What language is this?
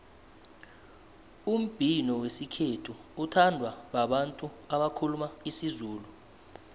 South Ndebele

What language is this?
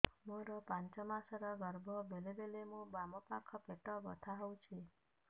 Odia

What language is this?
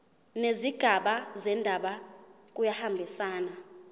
Zulu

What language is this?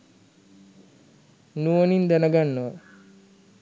Sinhala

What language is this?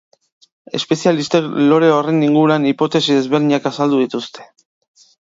Basque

